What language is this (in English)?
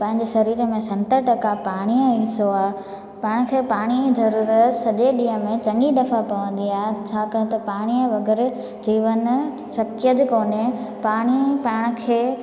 Sindhi